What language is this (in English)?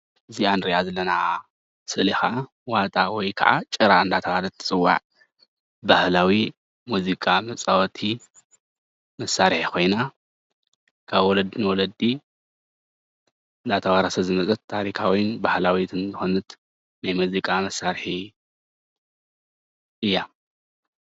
Tigrinya